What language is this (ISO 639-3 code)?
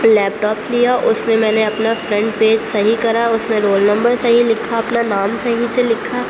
urd